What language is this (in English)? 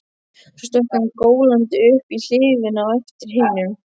Icelandic